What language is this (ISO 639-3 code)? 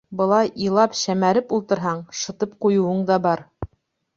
bak